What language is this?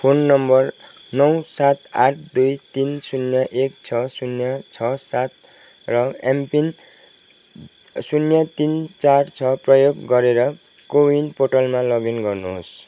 Nepali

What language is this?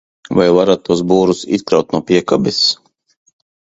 Latvian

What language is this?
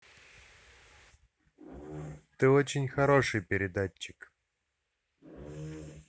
Russian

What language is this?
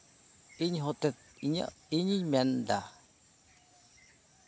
Santali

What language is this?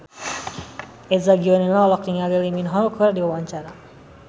Sundanese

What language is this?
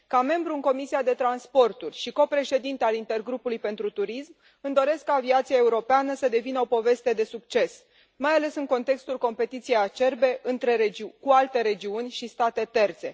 Romanian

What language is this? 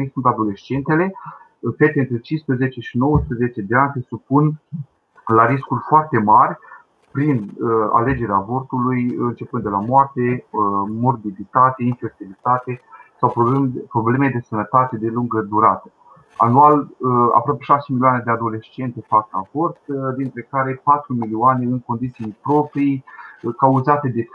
Romanian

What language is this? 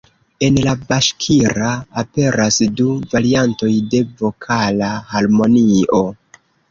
Esperanto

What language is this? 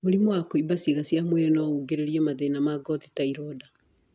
Kikuyu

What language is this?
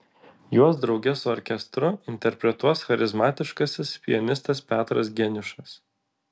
Lithuanian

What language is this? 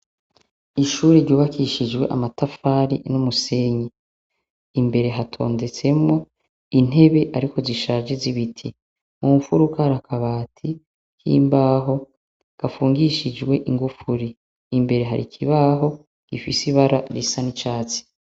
Rundi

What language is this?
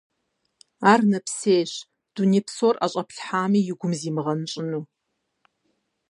Kabardian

